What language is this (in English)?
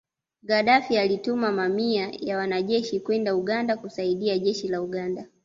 Swahili